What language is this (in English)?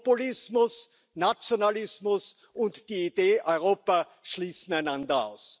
German